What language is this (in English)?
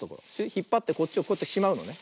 Japanese